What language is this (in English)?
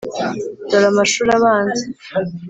Kinyarwanda